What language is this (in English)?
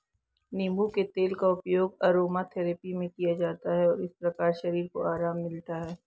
Hindi